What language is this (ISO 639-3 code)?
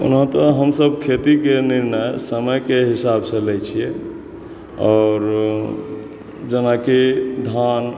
mai